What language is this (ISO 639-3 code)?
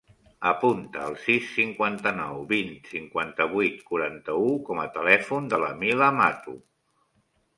cat